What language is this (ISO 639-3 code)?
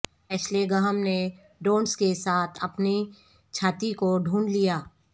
urd